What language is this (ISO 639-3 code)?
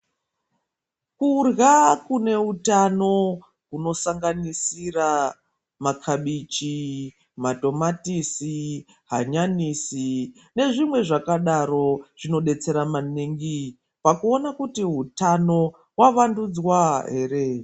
ndc